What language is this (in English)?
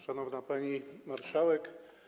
Polish